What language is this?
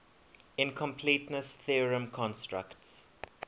English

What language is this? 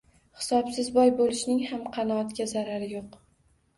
Uzbek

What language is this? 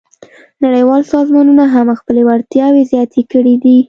Pashto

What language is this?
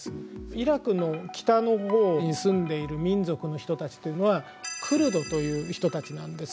Japanese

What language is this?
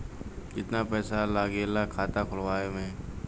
Bhojpuri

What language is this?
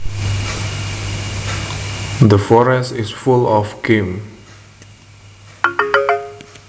Javanese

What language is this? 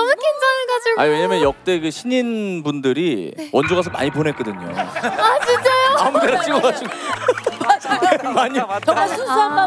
Korean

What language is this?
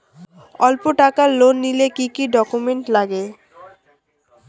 Bangla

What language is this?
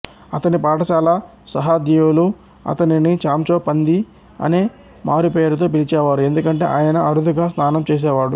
Telugu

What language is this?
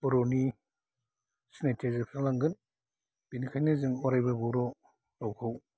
Bodo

